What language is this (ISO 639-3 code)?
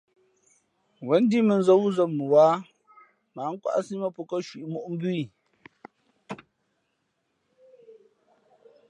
fmp